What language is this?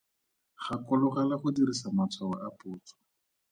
Tswana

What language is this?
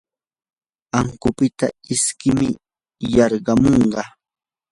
Yanahuanca Pasco Quechua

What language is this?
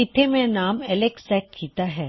Punjabi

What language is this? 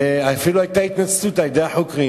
Hebrew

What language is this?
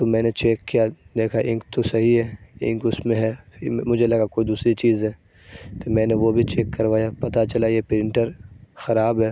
Urdu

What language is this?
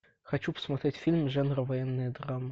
Russian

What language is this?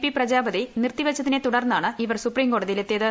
Malayalam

